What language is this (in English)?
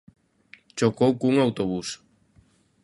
Galician